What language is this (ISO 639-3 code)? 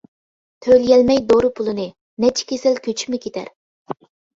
uig